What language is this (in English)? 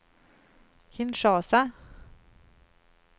Swedish